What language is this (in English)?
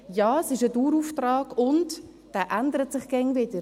Swiss German